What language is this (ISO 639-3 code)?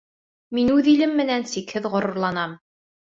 bak